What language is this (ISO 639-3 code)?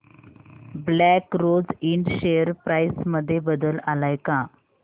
mar